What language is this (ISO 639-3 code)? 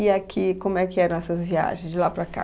por